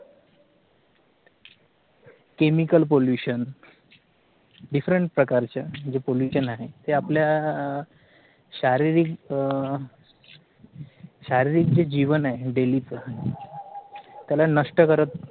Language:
Marathi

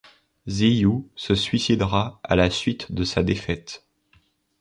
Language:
French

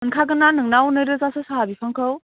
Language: Bodo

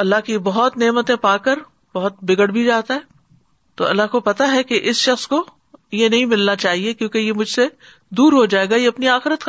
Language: Urdu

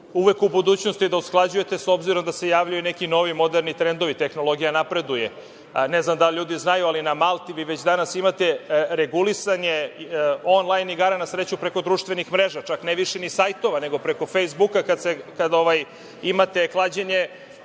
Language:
Serbian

